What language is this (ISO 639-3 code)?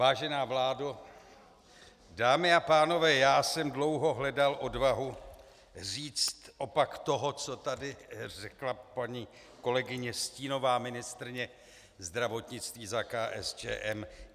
ces